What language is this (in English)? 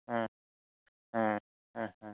Santali